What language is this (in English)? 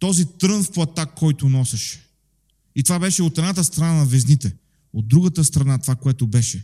Bulgarian